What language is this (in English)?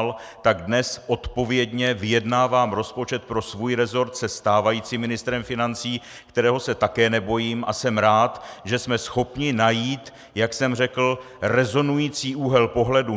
Czech